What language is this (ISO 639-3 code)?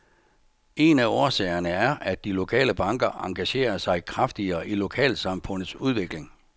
dan